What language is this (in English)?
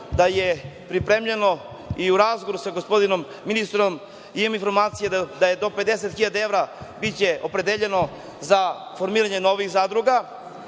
Serbian